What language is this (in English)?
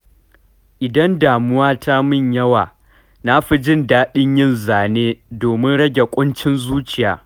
Hausa